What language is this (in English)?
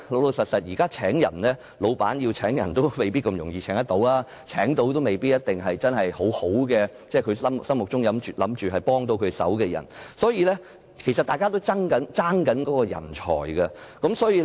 Cantonese